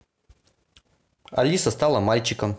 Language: Russian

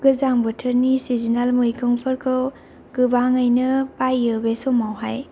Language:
Bodo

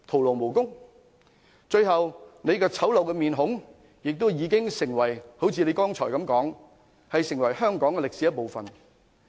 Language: Cantonese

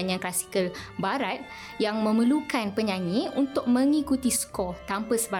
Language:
Malay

